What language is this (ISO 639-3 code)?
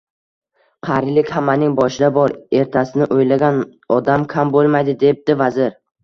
uzb